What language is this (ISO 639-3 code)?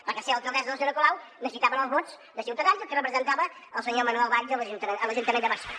cat